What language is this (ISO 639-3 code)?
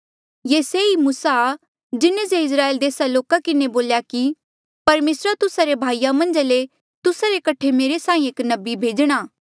mjl